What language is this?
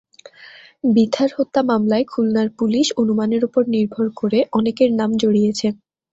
Bangla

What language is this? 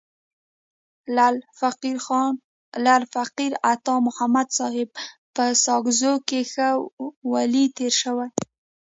Pashto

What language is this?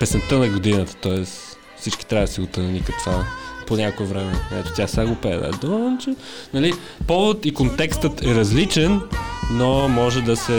Bulgarian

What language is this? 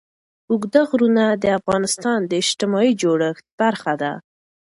Pashto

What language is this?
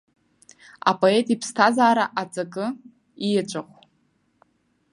Abkhazian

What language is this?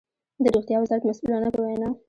Pashto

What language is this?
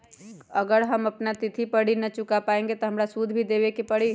Magahi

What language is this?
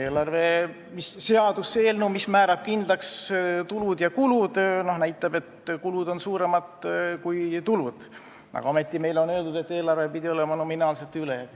Estonian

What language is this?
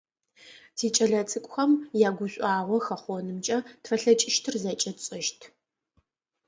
Adyghe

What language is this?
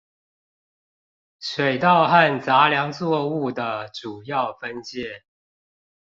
Chinese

